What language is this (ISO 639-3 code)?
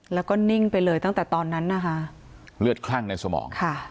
tha